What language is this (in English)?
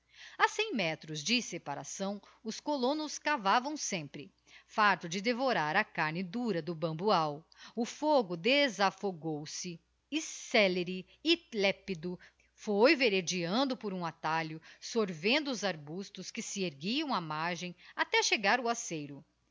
Portuguese